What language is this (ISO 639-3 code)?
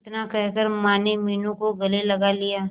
hin